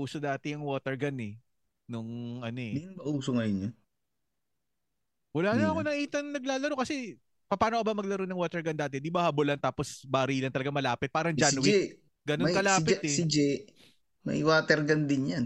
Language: Filipino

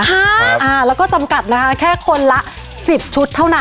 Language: Thai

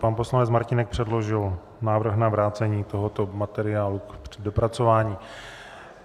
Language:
Czech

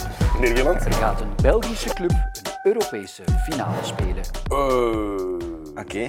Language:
Dutch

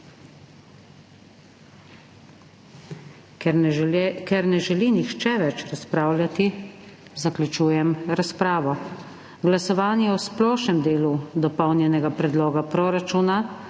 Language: Slovenian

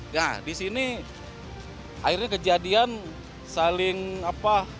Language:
Indonesian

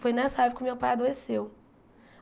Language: Portuguese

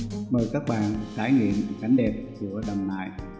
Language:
Vietnamese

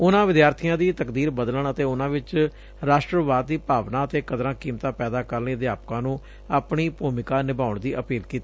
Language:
Punjabi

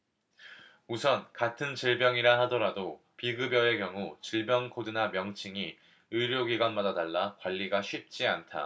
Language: Korean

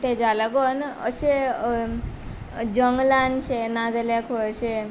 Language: Konkani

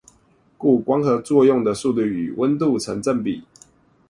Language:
Chinese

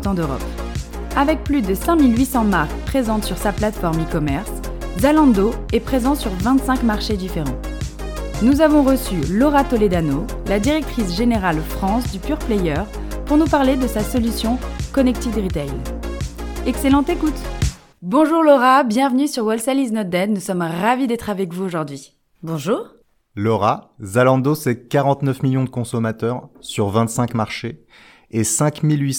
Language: French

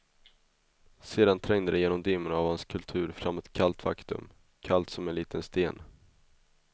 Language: Swedish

